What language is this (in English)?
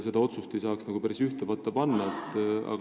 Estonian